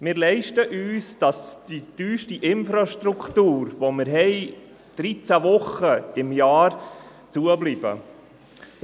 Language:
Swiss German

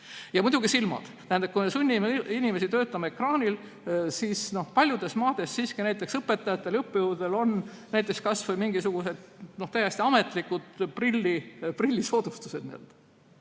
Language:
Estonian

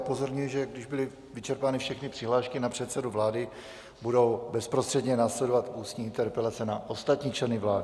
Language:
Czech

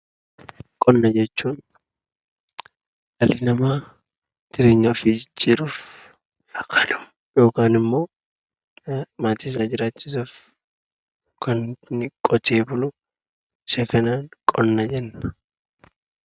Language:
Oromo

